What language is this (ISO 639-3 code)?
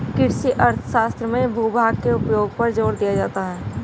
hin